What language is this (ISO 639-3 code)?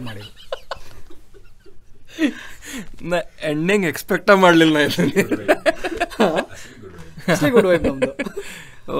kan